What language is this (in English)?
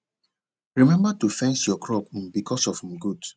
Nigerian Pidgin